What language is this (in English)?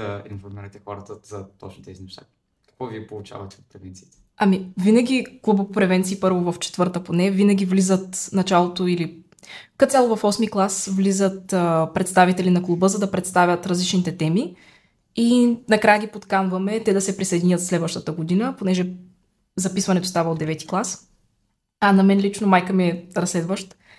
Bulgarian